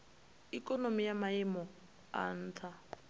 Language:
Venda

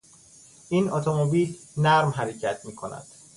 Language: Persian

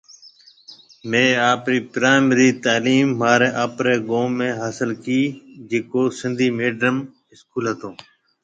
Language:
Marwari (Pakistan)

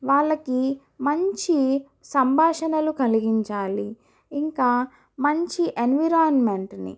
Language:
Telugu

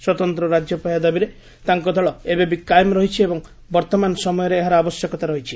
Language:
Odia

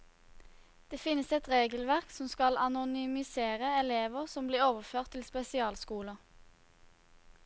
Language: Norwegian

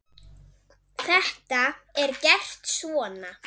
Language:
Icelandic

